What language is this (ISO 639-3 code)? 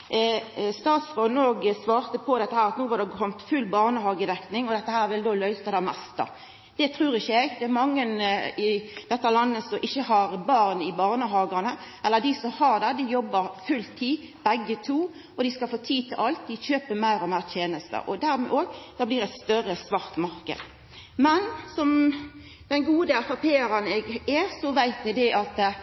nno